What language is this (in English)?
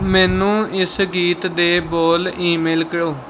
Punjabi